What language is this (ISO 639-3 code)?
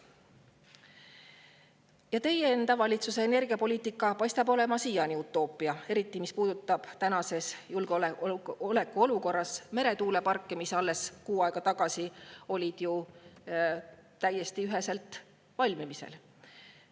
est